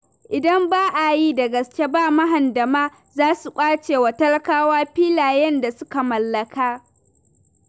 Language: Hausa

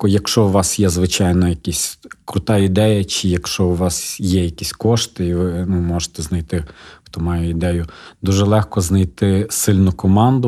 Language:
Ukrainian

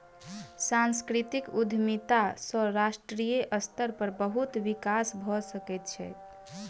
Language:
Maithili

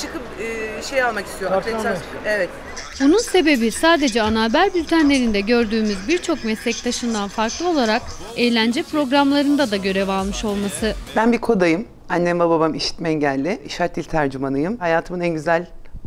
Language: Turkish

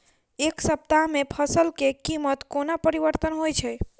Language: Maithili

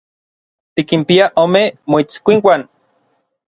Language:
Orizaba Nahuatl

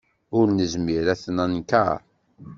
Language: Kabyle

